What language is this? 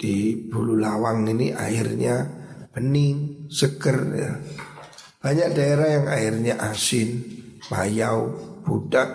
Indonesian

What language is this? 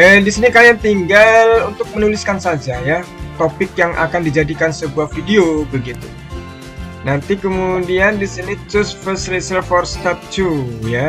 Indonesian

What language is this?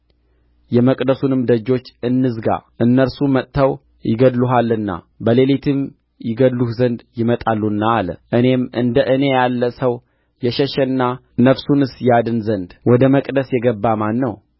Amharic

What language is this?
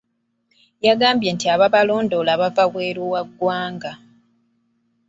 Ganda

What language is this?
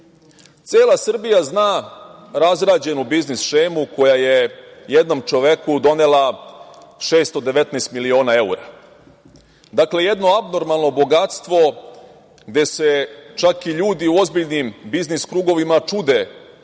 Serbian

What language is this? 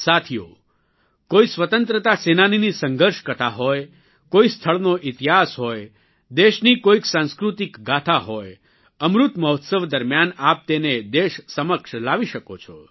Gujarati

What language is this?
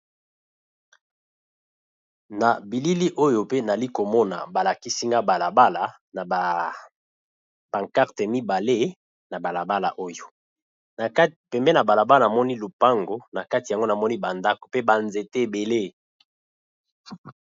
Lingala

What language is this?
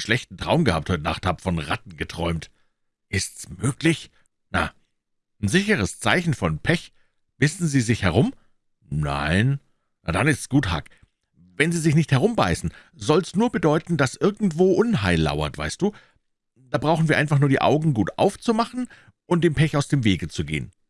German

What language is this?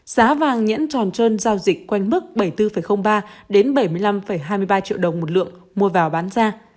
Vietnamese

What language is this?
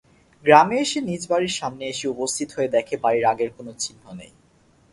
Bangla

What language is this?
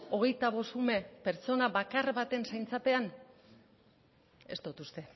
Basque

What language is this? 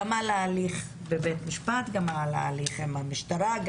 Hebrew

